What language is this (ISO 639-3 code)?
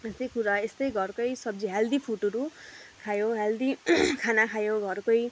nep